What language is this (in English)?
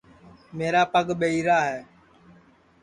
Sansi